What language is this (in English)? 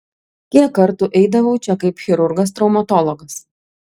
Lithuanian